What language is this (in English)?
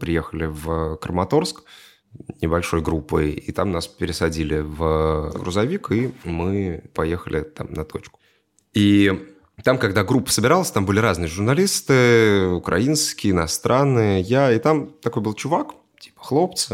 Russian